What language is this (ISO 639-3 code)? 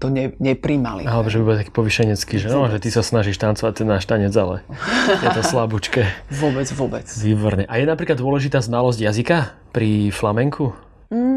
slk